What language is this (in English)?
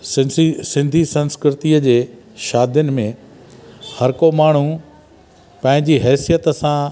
Sindhi